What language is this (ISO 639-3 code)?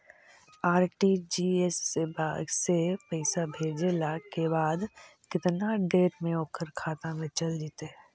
mag